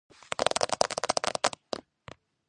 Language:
Georgian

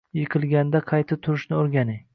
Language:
Uzbek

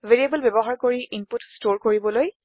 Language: Assamese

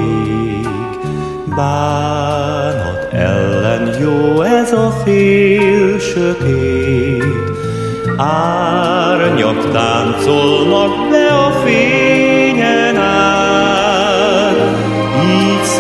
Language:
Hungarian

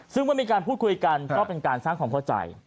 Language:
Thai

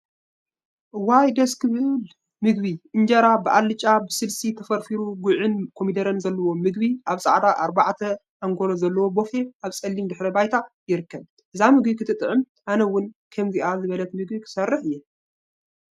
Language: Tigrinya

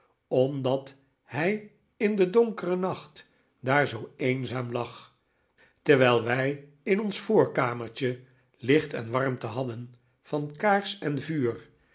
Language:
Dutch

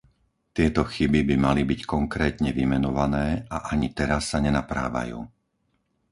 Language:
Slovak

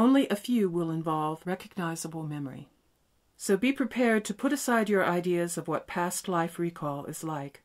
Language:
English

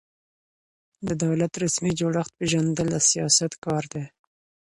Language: Pashto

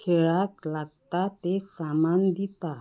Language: Konkani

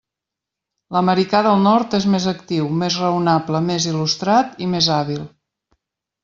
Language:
Catalan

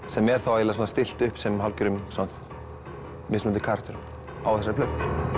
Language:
Icelandic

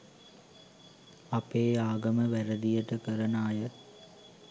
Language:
Sinhala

